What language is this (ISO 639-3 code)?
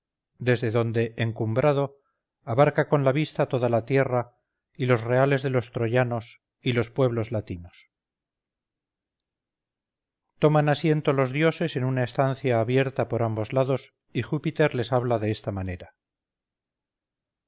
spa